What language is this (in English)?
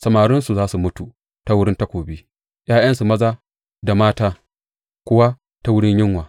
Hausa